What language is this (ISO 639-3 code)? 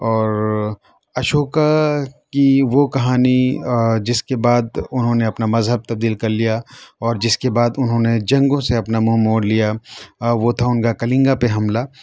urd